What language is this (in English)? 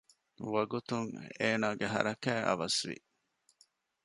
Divehi